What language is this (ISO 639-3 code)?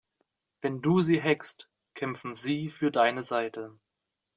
deu